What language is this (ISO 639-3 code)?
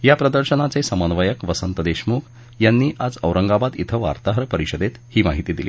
mar